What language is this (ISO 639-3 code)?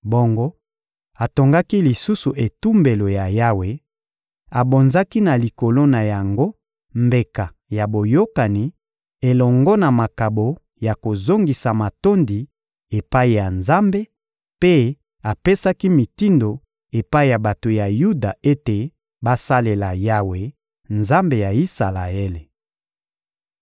lin